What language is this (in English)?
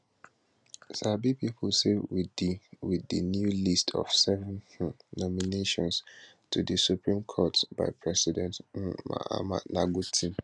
Nigerian Pidgin